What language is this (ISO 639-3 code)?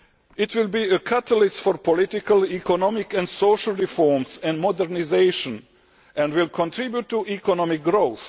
eng